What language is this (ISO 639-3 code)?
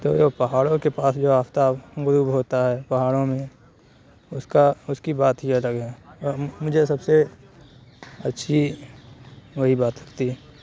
urd